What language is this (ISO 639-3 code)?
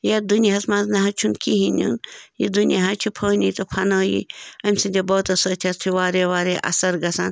kas